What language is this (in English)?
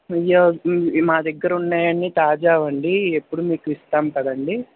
Telugu